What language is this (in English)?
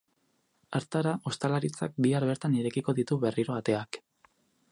Basque